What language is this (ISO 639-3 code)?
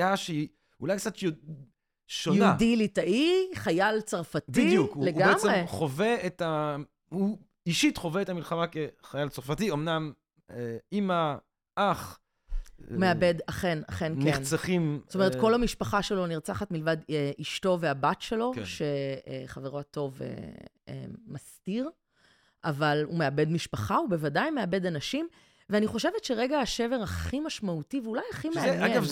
heb